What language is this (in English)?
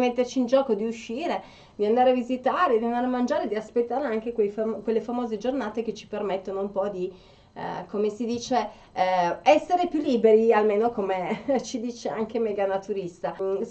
Italian